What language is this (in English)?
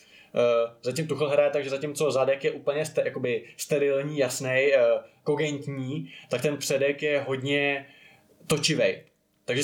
Czech